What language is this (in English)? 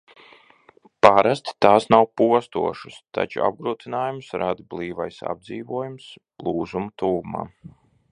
Latvian